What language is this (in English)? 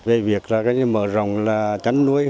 Vietnamese